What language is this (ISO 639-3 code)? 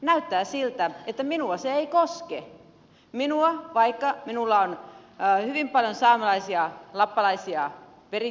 fin